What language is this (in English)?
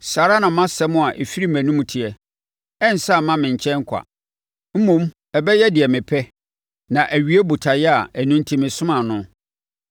Akan